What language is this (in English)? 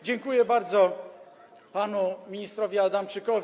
Polish